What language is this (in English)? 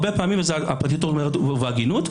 Hebrew